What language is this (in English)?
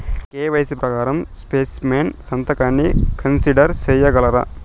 Telugu